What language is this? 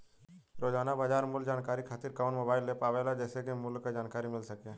Bhojpuri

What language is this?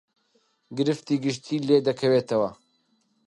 Central Kurdish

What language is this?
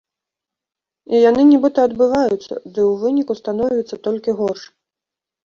Belarusian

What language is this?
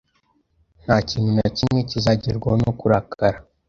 Kinyarwanda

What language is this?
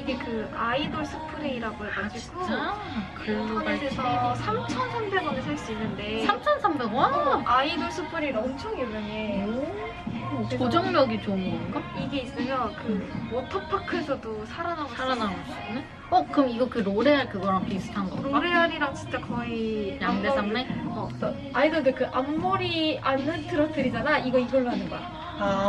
Korean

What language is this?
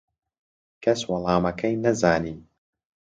Central Kurdish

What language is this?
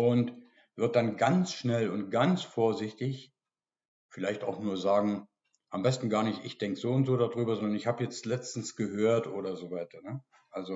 German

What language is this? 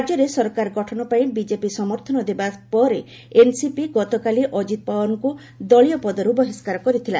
Odia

